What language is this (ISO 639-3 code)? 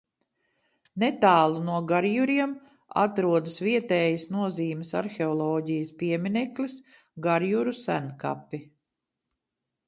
lav